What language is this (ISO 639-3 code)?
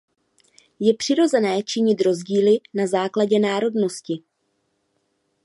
ces